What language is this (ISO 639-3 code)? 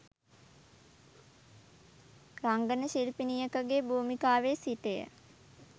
sin